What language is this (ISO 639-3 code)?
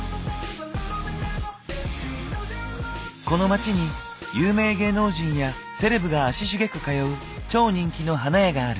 jpn